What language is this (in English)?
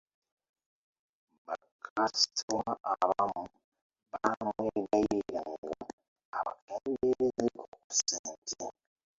Ganda